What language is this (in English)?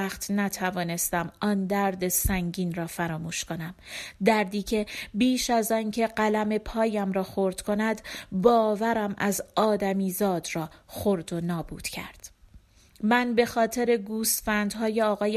Persian